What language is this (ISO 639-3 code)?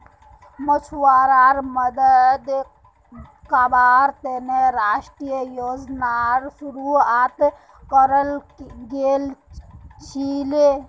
mag